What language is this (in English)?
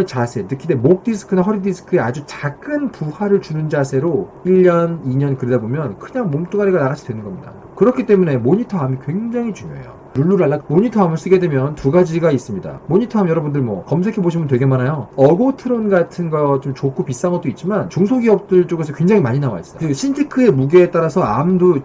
Korean